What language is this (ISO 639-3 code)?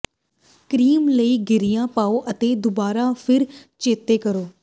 pan